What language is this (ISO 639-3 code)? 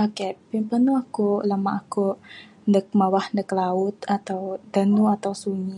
sdo